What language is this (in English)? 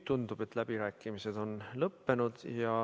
Estonian